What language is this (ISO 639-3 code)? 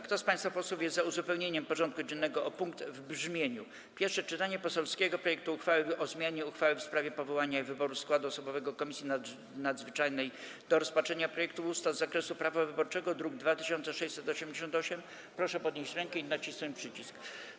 pol